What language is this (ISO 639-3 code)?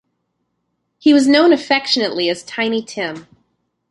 eng